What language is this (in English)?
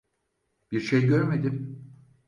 Turkish